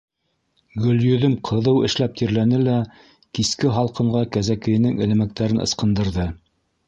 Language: Bashkir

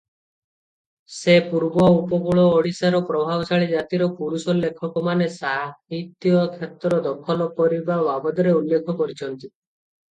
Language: Odia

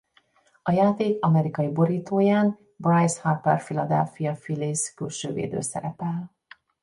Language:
Hungarian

